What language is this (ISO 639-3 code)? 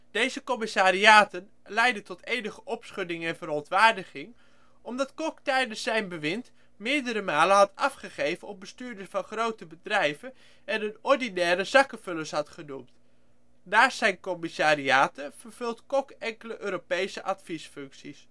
nld